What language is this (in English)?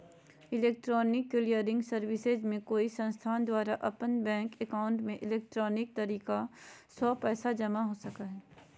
Magahi